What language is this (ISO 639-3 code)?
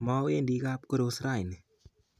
kln